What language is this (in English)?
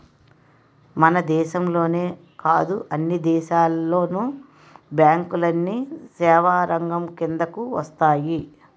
Telugu